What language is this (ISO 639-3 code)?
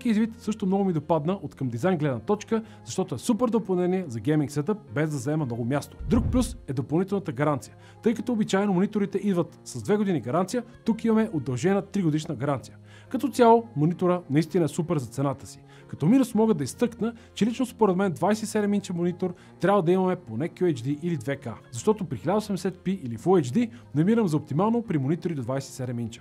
bul